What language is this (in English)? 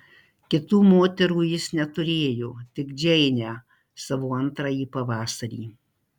Lithuanian